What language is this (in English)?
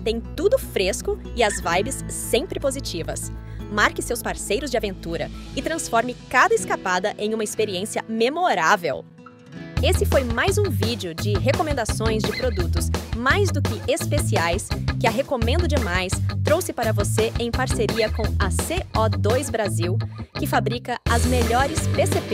Portuguese